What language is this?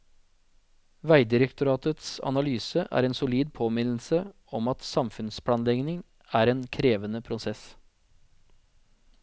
Norwegian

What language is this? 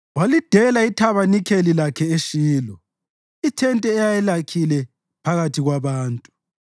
North Ndebele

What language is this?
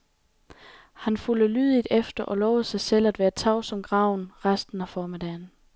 Danish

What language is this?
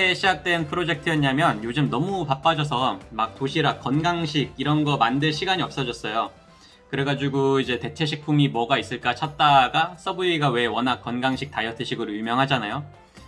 Korean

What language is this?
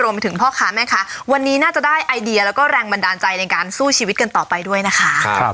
Thai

